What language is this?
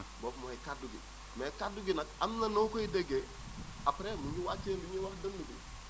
Wolof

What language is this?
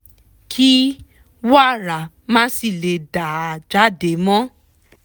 Yoruba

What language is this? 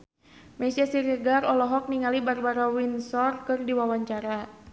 Sundanese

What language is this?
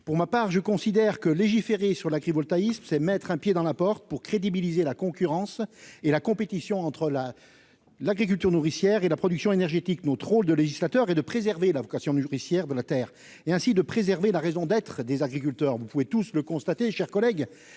French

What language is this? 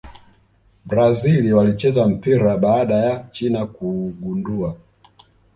Swahili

